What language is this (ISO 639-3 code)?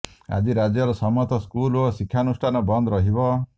ori